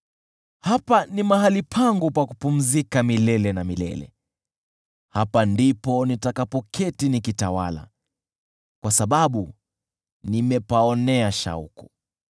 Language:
Swahili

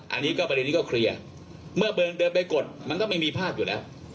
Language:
Thai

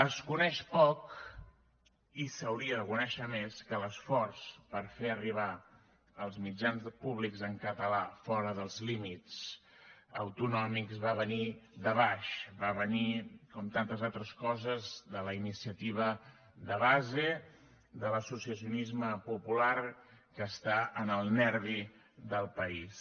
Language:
Catalan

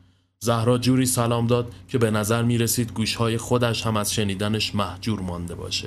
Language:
Persian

